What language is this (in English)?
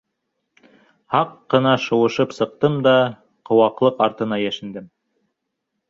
Bashkir